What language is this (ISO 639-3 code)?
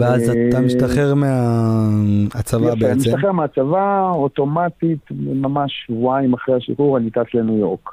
heb